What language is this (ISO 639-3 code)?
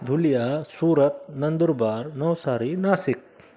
snd